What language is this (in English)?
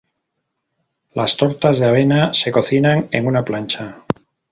Spanish